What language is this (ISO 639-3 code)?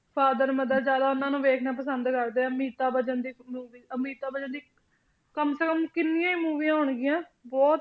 pan